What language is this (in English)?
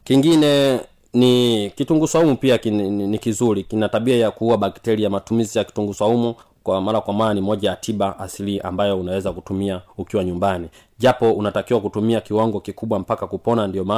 Swahili